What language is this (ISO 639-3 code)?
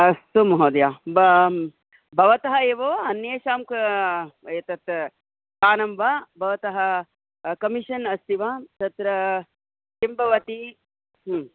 san